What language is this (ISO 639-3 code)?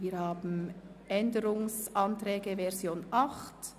gsw